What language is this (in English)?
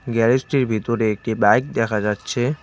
Bangla